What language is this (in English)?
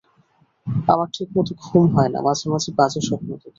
Bangla